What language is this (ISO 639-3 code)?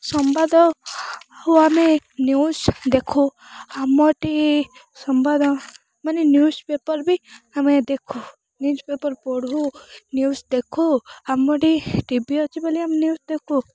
ori